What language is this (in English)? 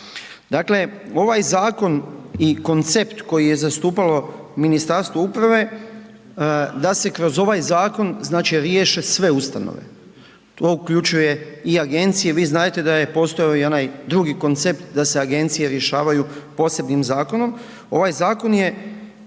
Croatian